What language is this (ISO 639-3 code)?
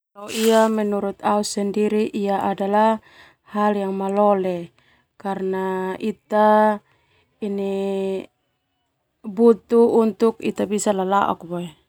twu